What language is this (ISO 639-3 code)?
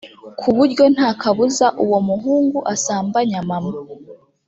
kin